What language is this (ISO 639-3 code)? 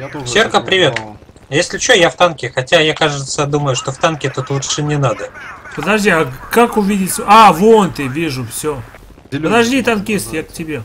rus